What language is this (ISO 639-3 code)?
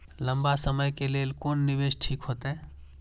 mai